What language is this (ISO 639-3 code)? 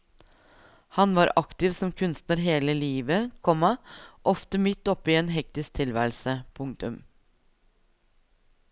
nor